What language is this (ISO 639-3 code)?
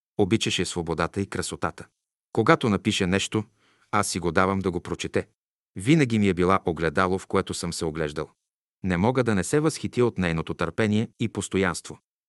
bul